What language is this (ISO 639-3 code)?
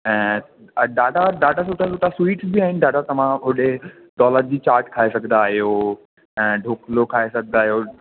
snd